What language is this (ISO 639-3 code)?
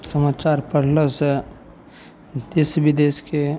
mai